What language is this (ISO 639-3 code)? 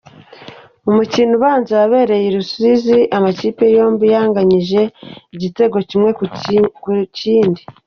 kin